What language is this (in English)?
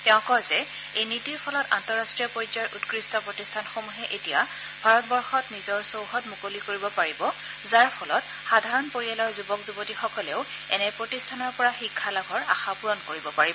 Assamese